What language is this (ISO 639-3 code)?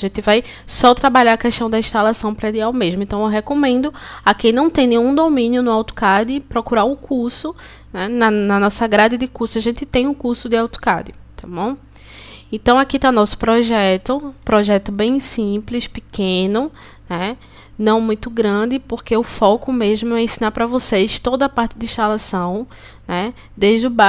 por